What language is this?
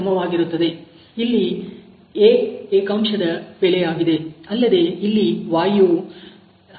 Kannada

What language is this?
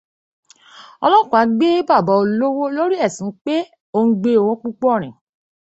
Yoruba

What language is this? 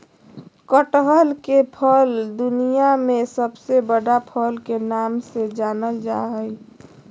Magahi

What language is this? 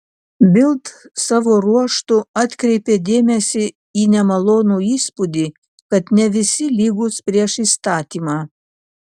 Lithuanian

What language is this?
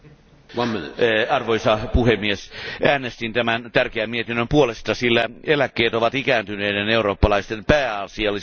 Finnish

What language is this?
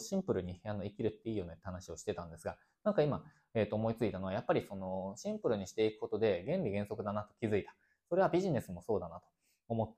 Japanese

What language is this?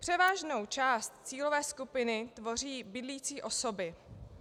Czech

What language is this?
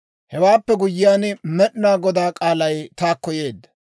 Dawro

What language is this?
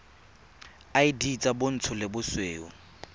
Tswana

